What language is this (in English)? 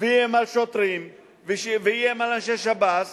Hebrew